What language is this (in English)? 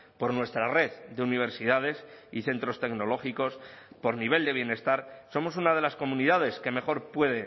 Spanish